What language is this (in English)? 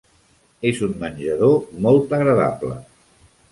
Catalan